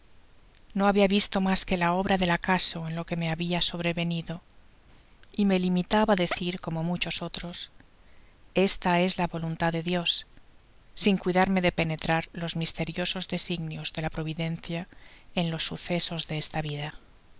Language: Spanish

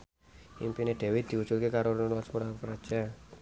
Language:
Javanese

